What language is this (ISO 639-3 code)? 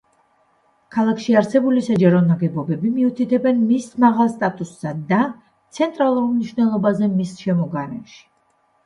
kat